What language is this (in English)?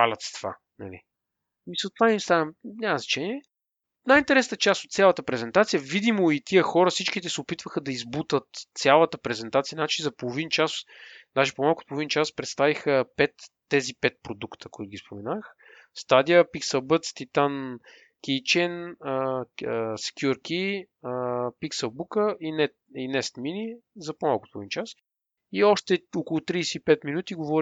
Bulgarian